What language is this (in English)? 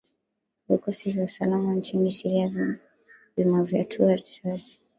Swahili